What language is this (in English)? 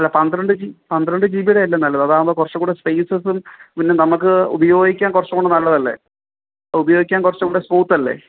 Malayalam